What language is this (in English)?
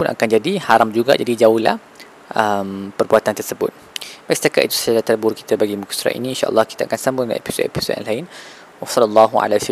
Malay